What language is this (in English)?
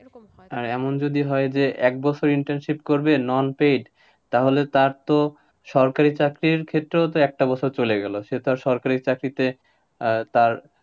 Bangla